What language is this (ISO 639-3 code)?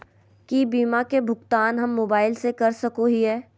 mag